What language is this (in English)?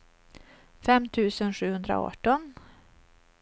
Swedish